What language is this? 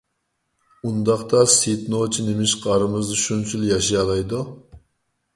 Uyghur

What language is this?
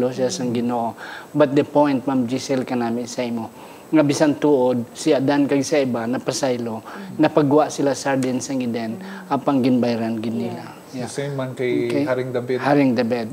Filipino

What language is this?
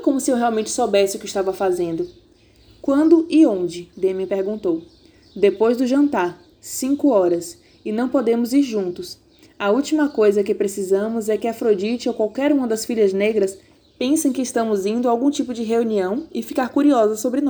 Portuguese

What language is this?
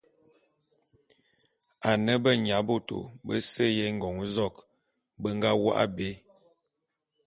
Bulu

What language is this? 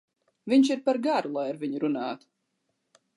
Latvian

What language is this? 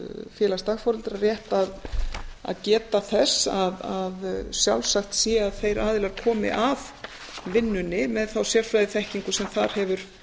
Icelandic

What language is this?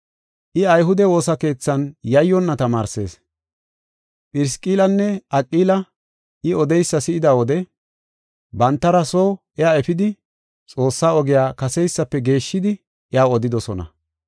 Gofa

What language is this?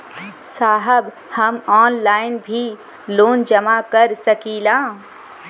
Bhojpuri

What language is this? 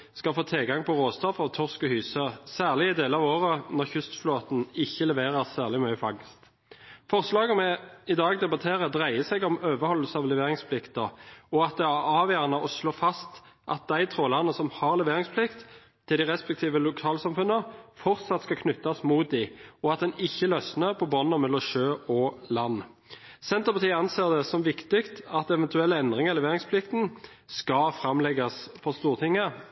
Norwegian Nynorsk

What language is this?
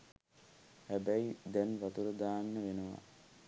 Sinhala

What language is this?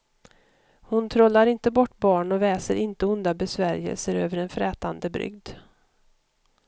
Swedish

